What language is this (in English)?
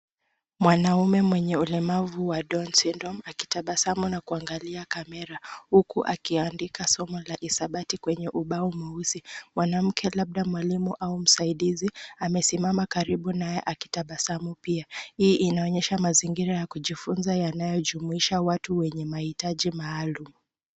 Swahili